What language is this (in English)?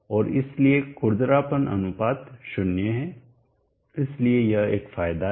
Hindi